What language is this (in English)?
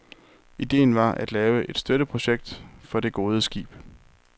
Danish